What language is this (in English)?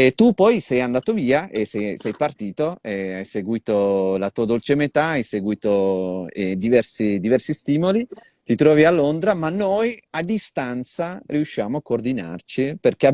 Italian